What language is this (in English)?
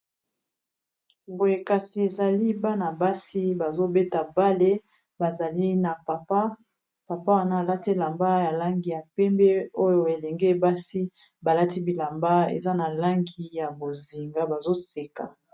Lingala